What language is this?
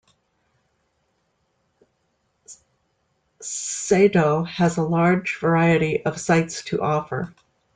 English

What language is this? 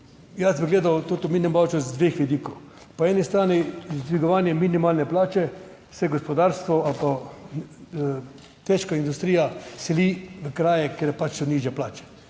Slovenian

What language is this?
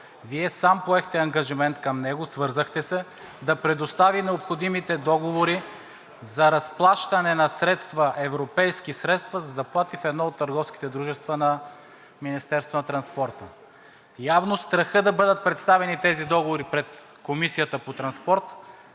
Bulgarian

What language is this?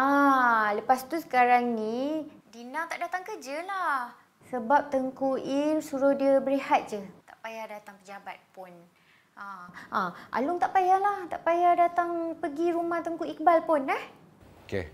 Malay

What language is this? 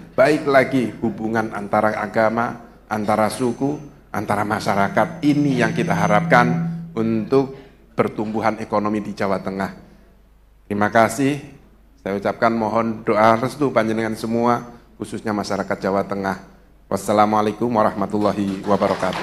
Indonesian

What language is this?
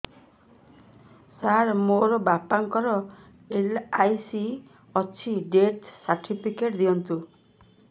Odia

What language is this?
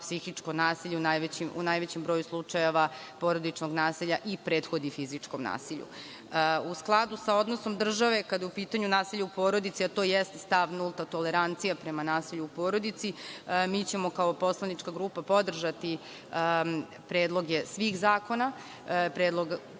Serbian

